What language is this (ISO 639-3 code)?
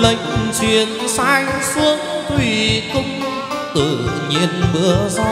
vie